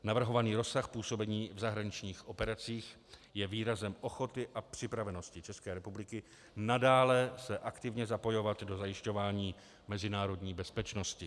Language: Czech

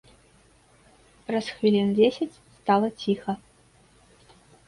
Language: Belarusian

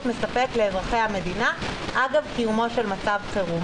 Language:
Hebrew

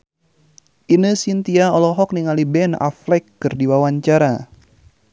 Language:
Sundanese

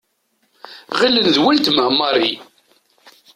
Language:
Kabyle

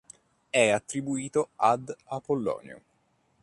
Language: Italian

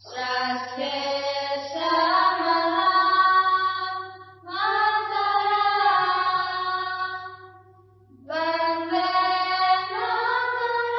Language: Malayalam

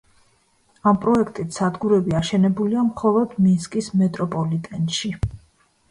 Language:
Georgian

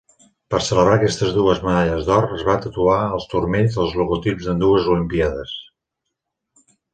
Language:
Catalan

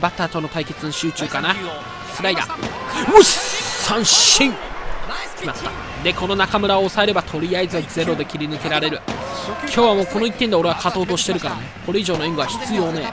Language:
Japanese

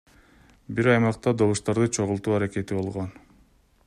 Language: Kyrgyz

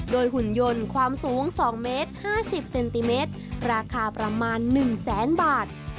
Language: Thai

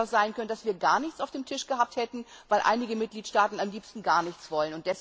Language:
German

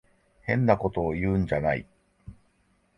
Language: Japanese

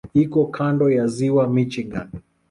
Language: Swahili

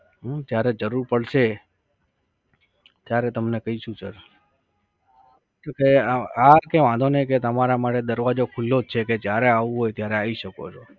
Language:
Gujarati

